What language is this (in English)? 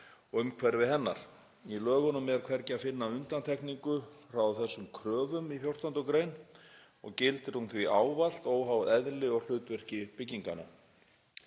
Icelandic